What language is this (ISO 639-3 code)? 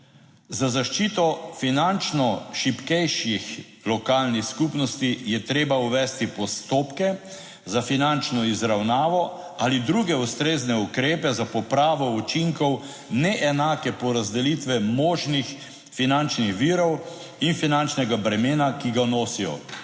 slv